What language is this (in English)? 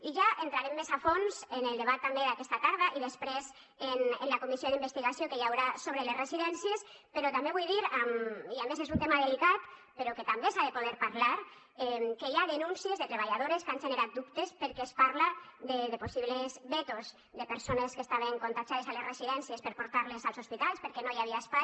Catalan